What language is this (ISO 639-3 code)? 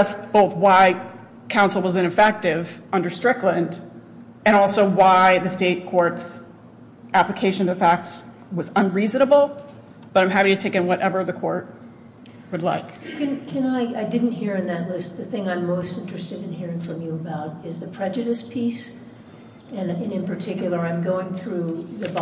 eng